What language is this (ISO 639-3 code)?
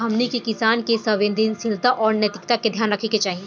bho